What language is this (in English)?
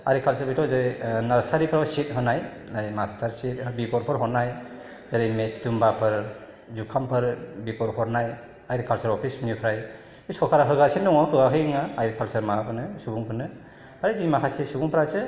Bodo